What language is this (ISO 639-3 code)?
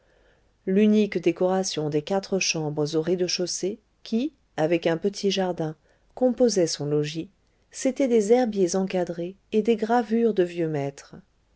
fra